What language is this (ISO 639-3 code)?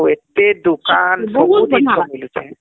ori